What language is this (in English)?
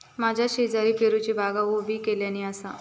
Marathi